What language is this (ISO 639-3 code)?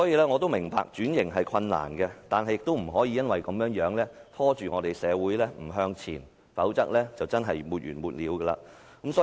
yue